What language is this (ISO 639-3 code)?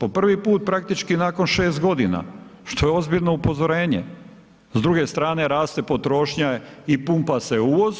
hrv